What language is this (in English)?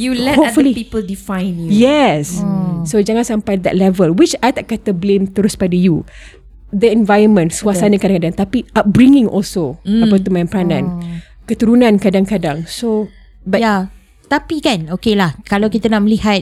Malay